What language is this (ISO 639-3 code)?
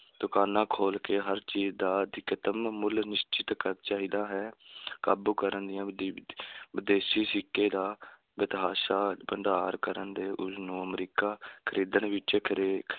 pan